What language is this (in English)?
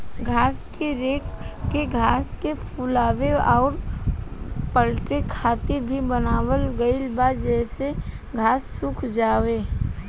Bhojpuri